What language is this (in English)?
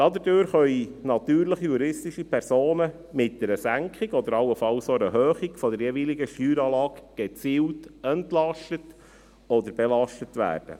Swiss German